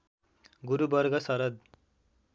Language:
Nepali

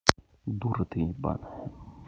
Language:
Russian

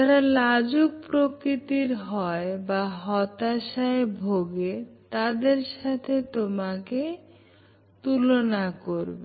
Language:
Bangla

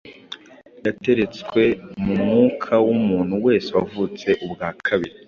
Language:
Kinyarwanda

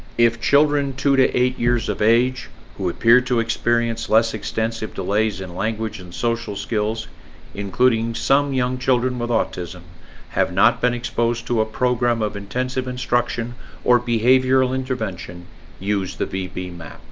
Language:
English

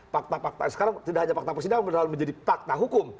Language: Indonesian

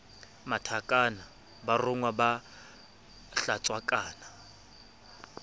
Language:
Southern Sotho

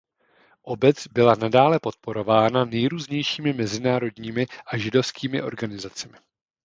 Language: Czech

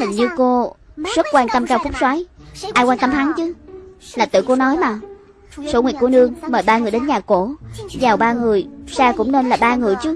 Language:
Vietnamese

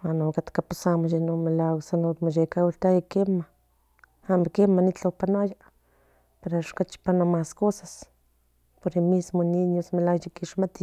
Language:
Central Nahuatl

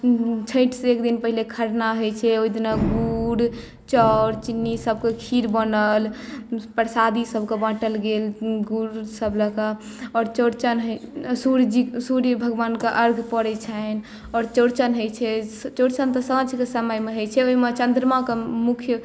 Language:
Maithili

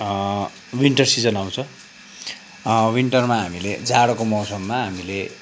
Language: Nepali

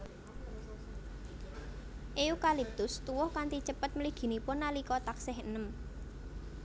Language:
Javanese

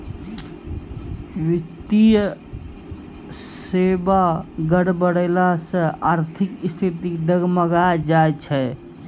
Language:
Maithili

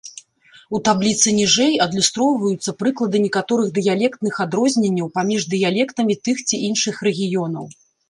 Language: Belarusian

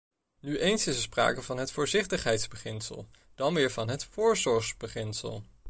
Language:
Dutch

